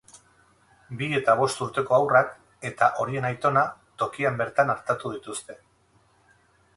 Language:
Basque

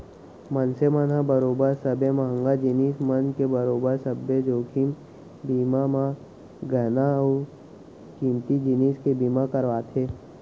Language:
Chhattisgarhi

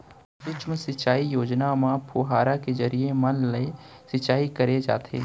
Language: Chhattisgarhi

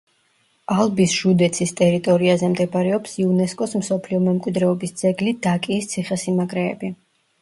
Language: Georgian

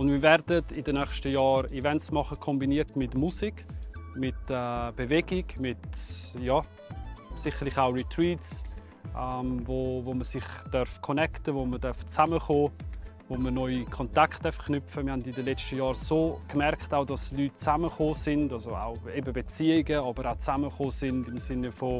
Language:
German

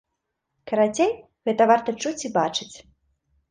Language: Belarusian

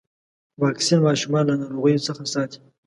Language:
Pashto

